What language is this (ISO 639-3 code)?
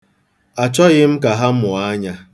ibo